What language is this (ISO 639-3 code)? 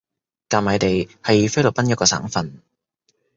yue